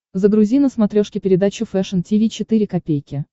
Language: Russian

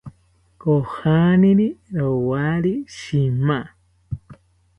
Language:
South Ucayali Ashéninka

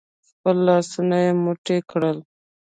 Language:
Pashto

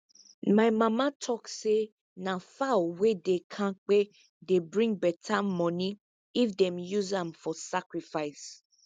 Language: Nigerian Pidgin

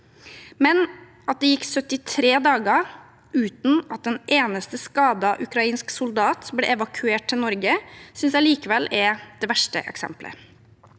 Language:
Norwegian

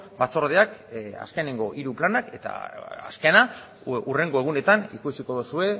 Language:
Basque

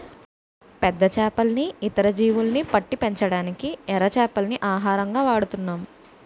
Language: Telugu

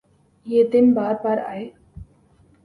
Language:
Urdu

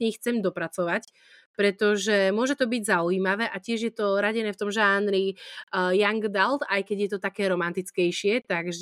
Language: Slovak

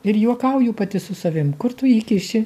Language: Lithuanian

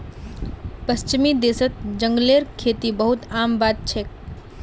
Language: Magahi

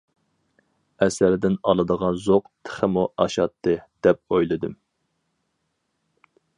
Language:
Uyghur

